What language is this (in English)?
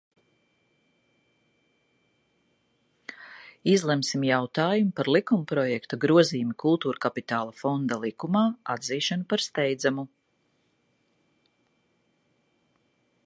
Latvian